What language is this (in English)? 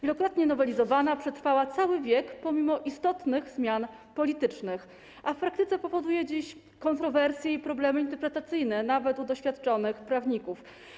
Polish